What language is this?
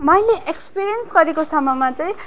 Nepali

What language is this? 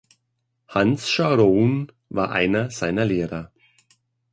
German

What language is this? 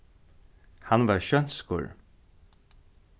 Faroese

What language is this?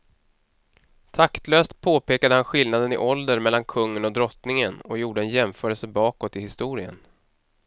Swedish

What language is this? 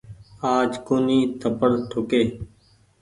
Goaria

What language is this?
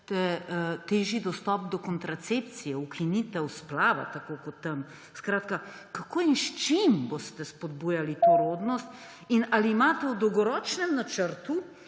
Slovenian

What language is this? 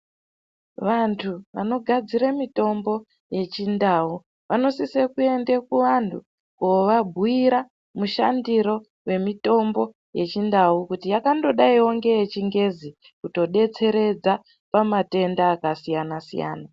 Ndau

